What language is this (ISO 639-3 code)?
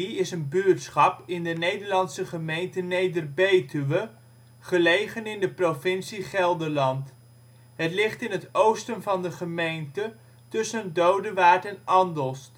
nld